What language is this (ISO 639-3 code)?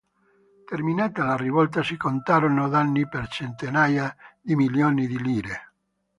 ita